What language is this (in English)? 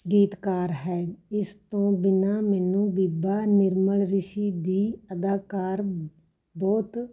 Punjabi